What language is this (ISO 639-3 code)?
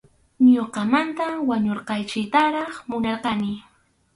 qxu